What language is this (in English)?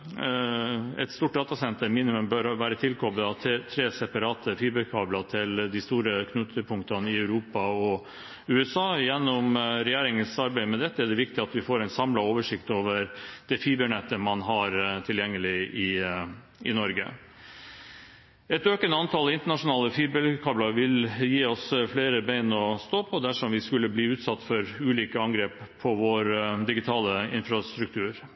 Norwegian Bokmål